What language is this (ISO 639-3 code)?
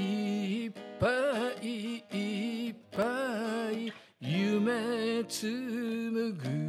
jpn